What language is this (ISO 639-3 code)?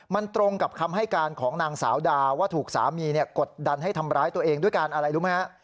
tha